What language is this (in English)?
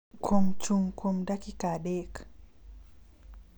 Luo (Kenya and Tanzania)